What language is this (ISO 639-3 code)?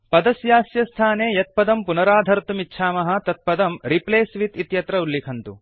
san